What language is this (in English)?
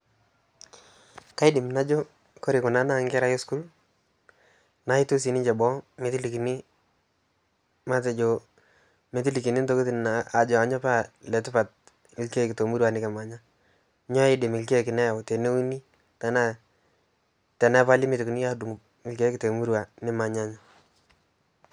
Masai